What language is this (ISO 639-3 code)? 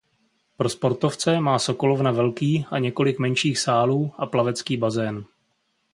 ces